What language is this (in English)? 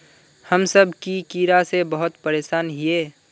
Magahi